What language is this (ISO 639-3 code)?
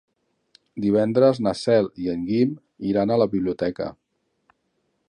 cat